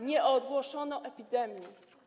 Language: Polish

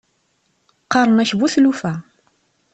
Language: Kabyle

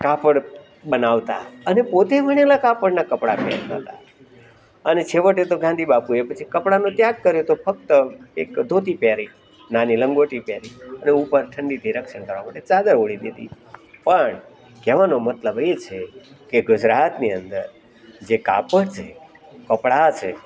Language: Gujarati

